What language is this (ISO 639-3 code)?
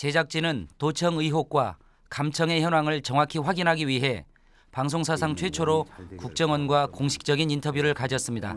kor